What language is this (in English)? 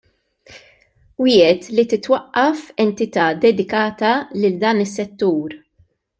Maltese